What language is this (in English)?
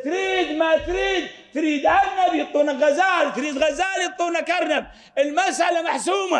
Arabic